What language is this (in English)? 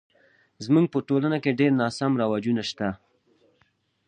Pashto